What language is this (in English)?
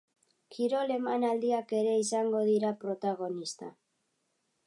Basque